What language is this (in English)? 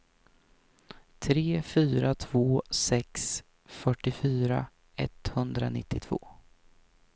Swedish